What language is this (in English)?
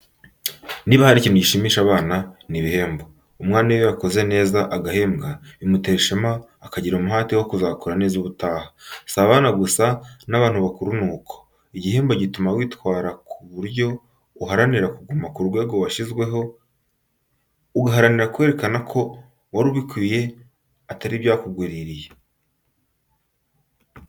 Kinyarwanda